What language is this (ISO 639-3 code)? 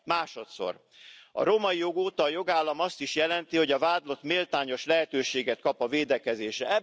hun